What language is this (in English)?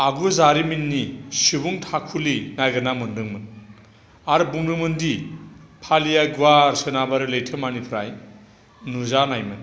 Bodo